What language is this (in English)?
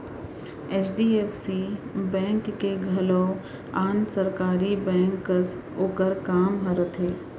Chhattisgarhi